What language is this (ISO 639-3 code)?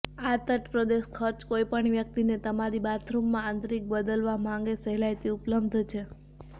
guj